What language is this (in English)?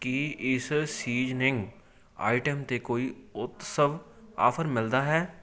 Punjabi